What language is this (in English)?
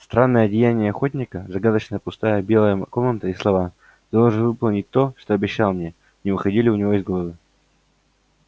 Russian